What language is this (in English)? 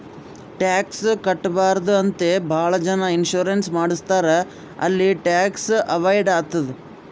Kannada